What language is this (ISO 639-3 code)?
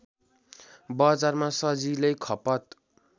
nep